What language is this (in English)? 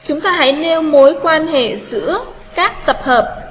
Vietnamese